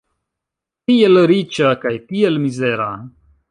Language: Esperanto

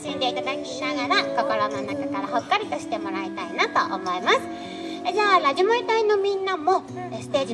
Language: Japanese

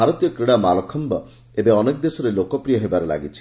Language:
Odia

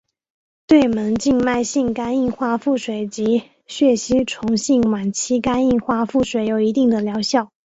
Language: Chinese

